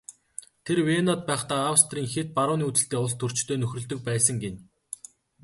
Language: Mongolian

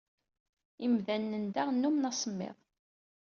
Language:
Kabyle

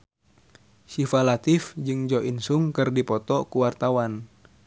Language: Sundanese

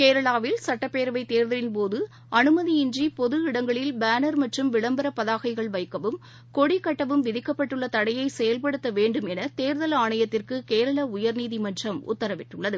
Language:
Tamil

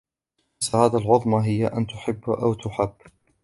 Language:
Arabic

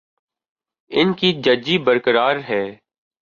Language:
Urdu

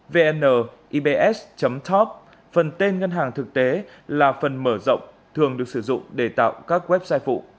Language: Vietnamese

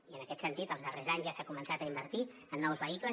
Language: Catalan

